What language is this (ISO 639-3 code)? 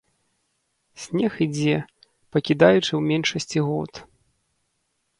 bel